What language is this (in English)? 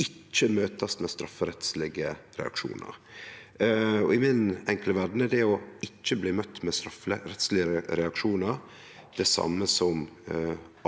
Norwegian